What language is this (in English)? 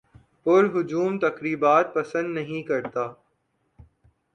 Urdu